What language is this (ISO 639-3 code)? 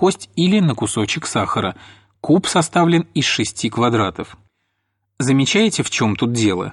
rus